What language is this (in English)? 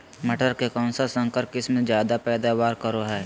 Magahi